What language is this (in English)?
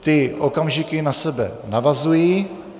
Czech